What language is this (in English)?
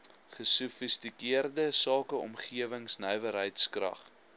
Afrikaans